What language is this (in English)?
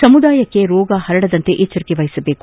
Kannada